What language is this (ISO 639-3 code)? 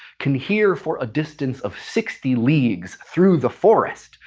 eng